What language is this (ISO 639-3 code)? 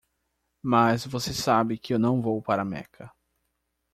por